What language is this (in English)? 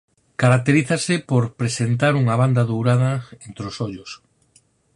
Galician